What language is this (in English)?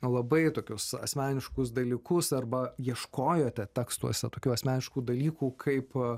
Lithuanian